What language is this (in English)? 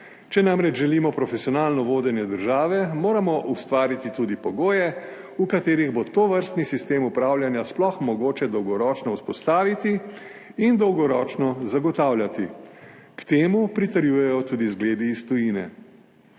Slovenian